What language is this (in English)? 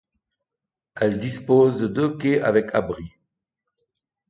French